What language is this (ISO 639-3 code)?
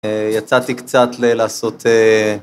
heb